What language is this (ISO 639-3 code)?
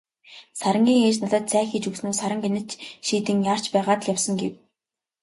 mon